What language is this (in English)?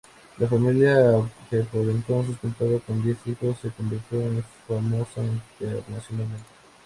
Spanish